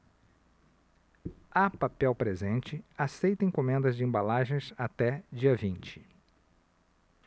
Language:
Portuguese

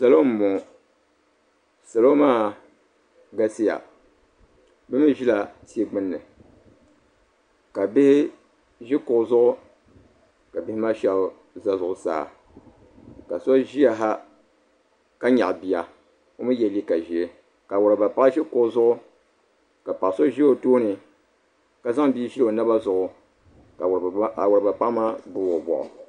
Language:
Dagbani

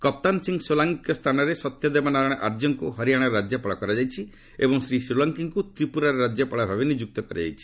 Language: Odia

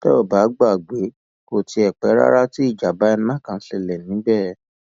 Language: Yoruba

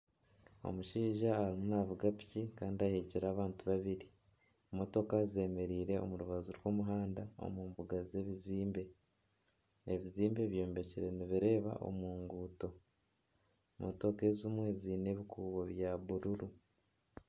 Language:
Nyankole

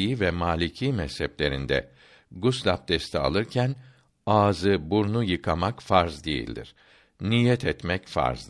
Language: Turkish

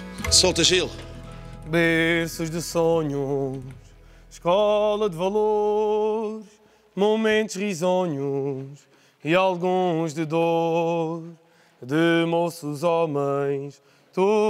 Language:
Portuguese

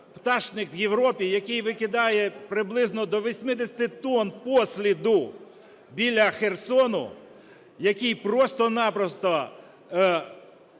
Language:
Ukrainian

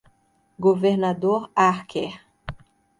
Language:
Portuguese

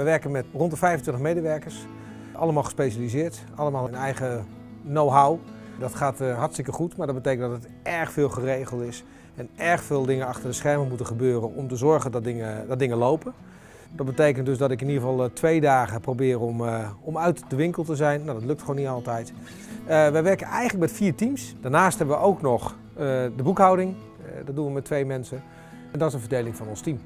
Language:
Dutch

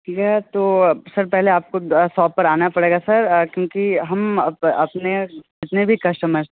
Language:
Hindi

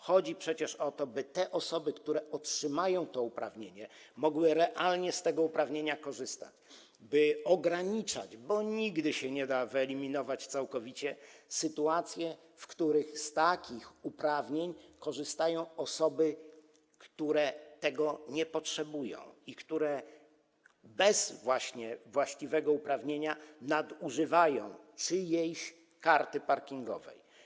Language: Polish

